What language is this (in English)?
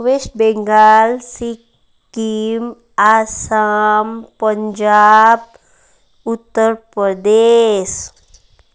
Nepali